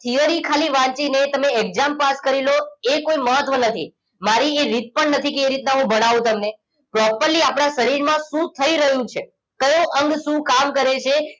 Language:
Gujarati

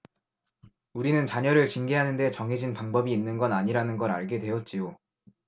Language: Korean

